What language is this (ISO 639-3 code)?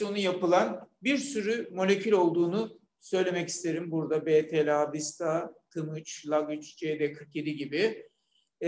tur